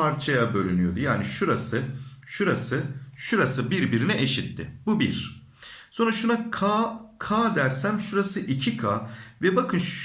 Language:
Turkish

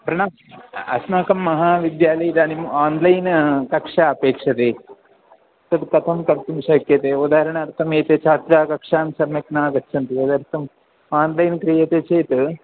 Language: Sanskrit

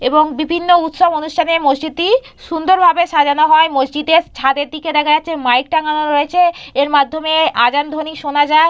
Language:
Bangla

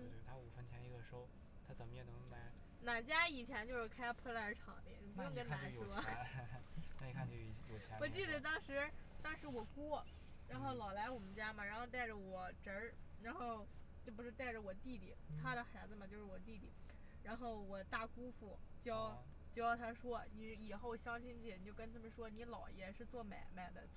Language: Chinese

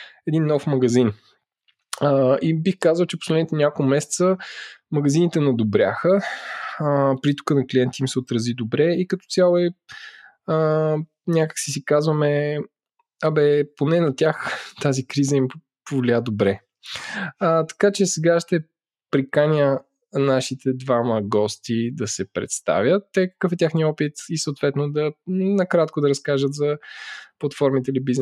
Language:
Bulgarian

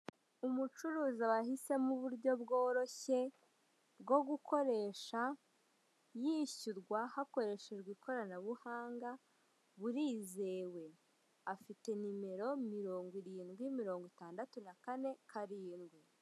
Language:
Kinyarwanda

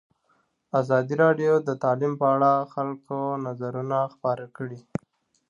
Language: Pashto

